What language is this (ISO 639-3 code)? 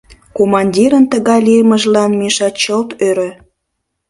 chm